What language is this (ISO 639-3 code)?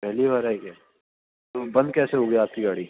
urd